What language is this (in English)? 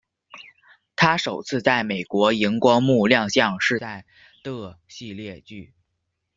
Chinese